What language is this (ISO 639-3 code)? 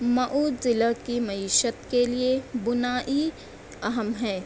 urd